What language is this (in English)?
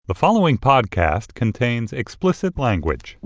English